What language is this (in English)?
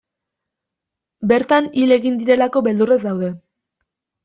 Basque